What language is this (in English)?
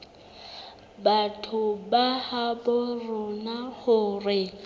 Southern Sotho